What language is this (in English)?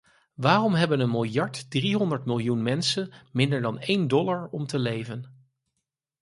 Dutch